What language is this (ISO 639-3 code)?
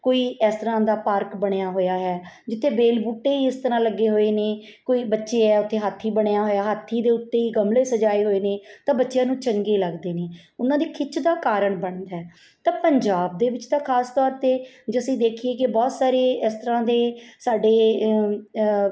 pan